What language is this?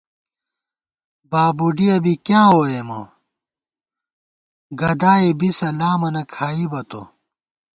Gawar-Bati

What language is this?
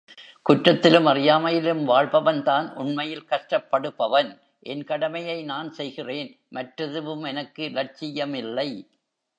Tamil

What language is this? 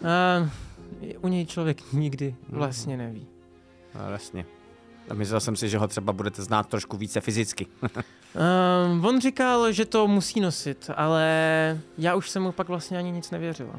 Czech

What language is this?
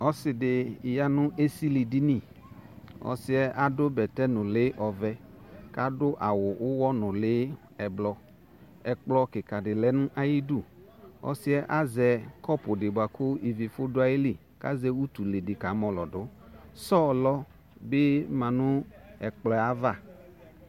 Ikposo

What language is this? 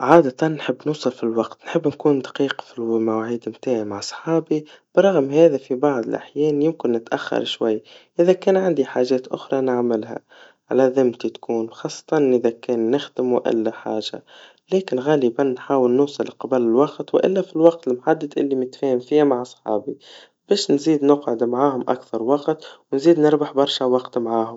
Tunisian Arabic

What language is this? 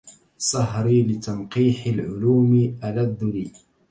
Arabic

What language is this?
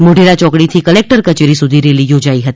Gujarati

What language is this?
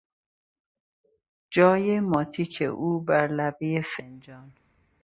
Persian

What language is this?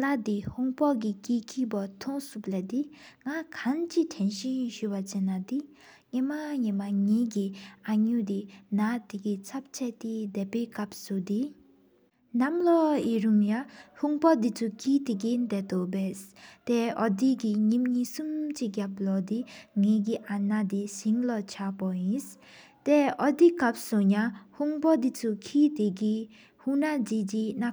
Sikkimese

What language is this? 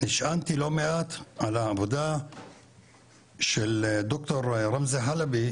Hebrew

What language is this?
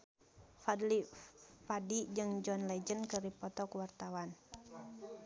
Sundanese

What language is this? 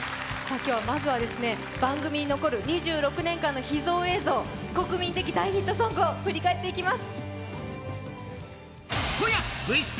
Japanese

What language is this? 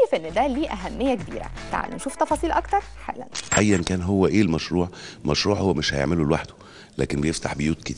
Arabic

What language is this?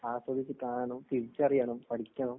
Malayalam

